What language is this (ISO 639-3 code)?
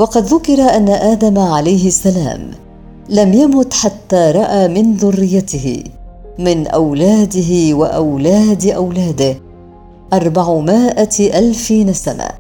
ara